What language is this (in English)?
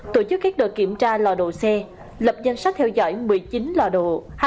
Vietnamese